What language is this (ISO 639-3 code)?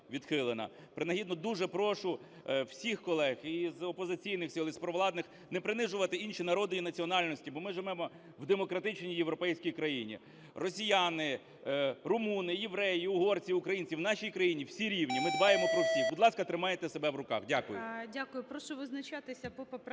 ukr